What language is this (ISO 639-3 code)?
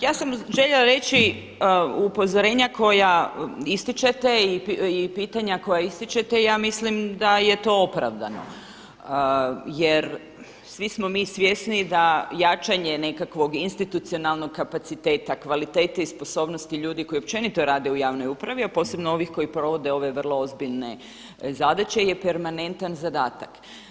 hrv